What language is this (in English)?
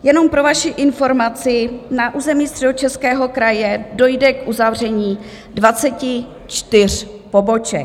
Czech